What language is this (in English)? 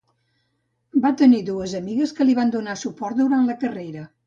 Catalan